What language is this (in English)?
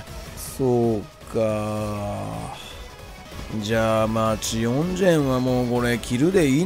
Japanese